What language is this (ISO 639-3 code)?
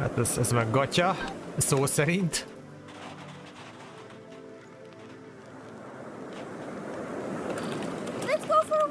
hun